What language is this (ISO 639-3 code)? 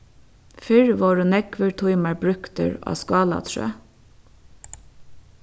fao